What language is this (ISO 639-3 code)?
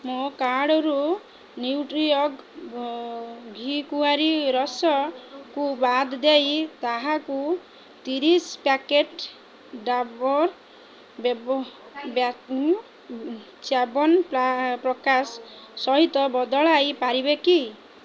ori